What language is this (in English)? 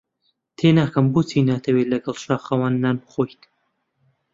Central Kurdish